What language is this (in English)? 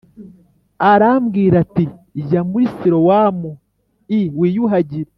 Kinyarwanda